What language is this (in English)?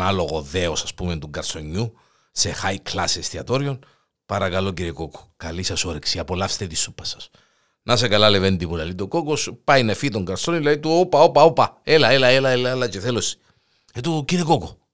Greek